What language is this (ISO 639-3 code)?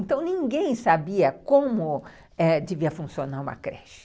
por